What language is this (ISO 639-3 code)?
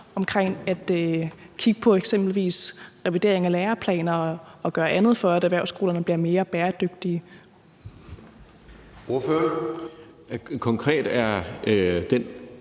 dan